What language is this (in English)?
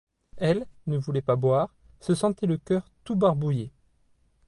French